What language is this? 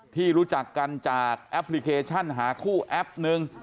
Thai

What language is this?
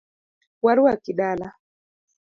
Luo (Kenya and Tanzania)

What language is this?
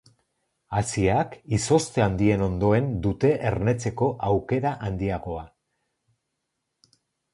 Basque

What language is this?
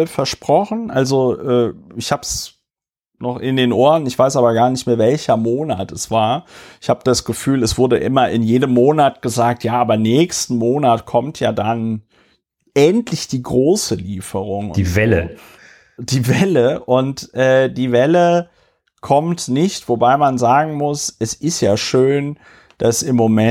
German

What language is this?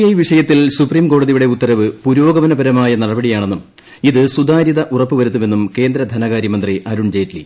Malayalam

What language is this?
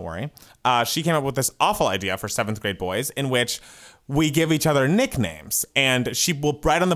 English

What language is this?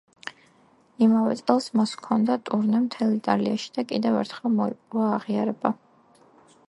Georgian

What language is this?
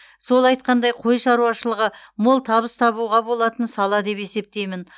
Kazakh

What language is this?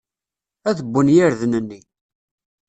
Kabyle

